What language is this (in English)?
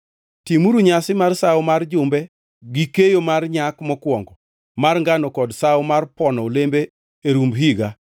Luo (Kenya and Tanzania)